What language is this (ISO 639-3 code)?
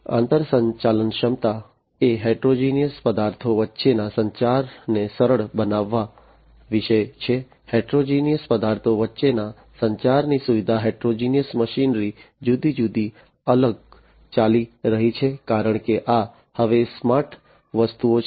guj